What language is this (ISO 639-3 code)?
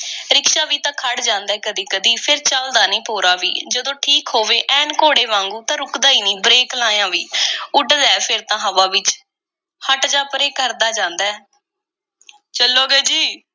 pan